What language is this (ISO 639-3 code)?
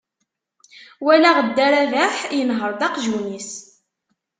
kab